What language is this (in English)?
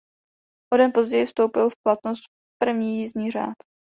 Czech